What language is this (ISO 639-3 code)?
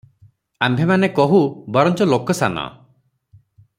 ori